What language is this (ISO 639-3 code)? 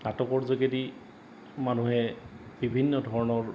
asm